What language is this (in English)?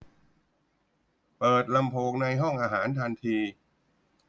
Thai